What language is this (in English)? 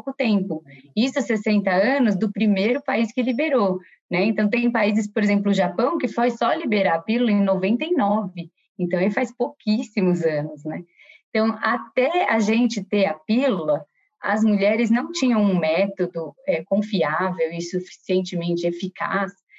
Portuguese